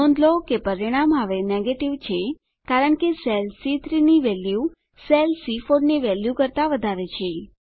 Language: Gujarati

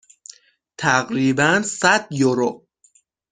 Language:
Persian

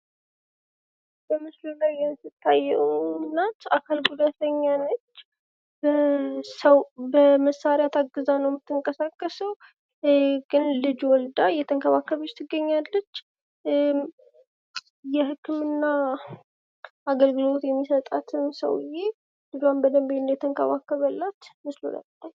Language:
Amharic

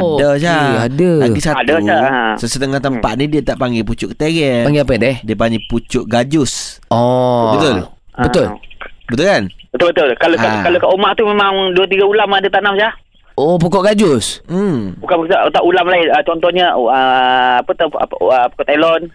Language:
Malay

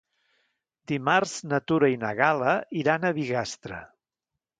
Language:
Catalan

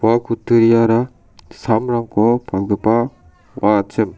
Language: Garo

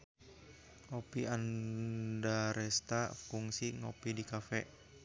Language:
Sundanese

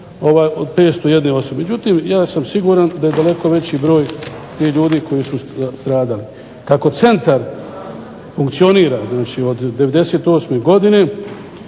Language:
Croatian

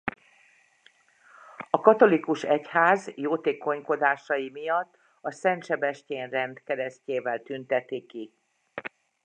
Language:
Hungarian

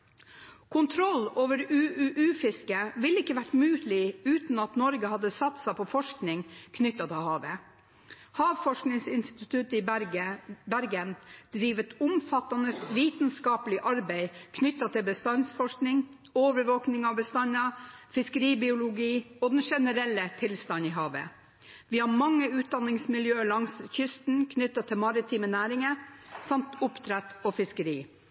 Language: Norwegian Bokmål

